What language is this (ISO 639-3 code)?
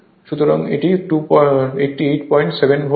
ben